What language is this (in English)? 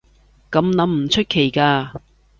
Cantonese